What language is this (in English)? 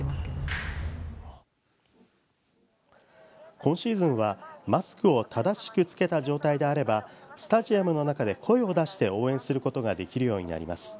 Japanese